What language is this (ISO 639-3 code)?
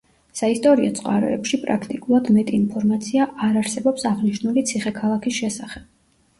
kat